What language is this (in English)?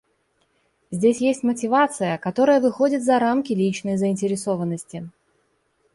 Russian